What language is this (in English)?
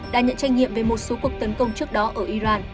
Vietnamese